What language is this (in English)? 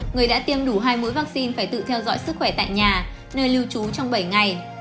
Vietnamese